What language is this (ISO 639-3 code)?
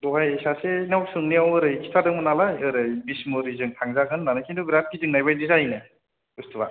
brx